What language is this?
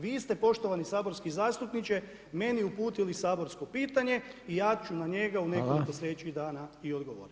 Croatian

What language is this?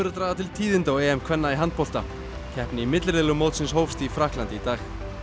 Icelandic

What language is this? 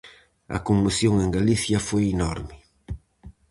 Galician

